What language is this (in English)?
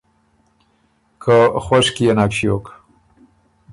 Ormuri